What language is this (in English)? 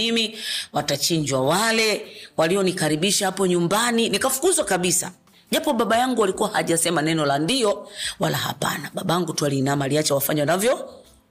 Swahili